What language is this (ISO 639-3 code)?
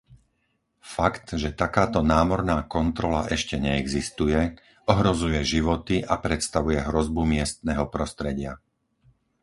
slk